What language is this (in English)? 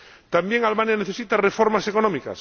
Spanish